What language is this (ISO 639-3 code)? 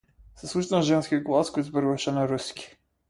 mkd